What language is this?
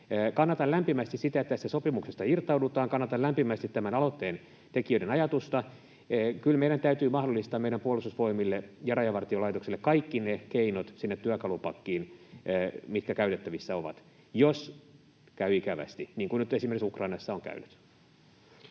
Finnish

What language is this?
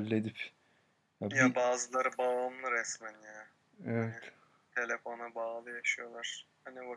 Turkish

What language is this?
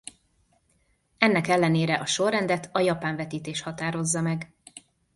Hungarian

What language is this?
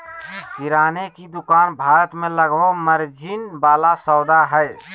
Magahi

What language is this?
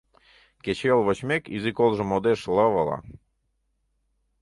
Mari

